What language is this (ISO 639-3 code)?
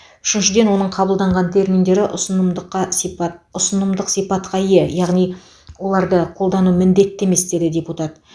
kaz